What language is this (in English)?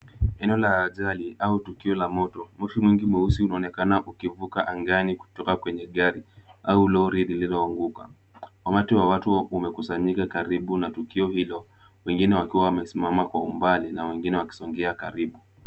Swahili